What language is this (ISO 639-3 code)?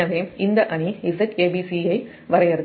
tam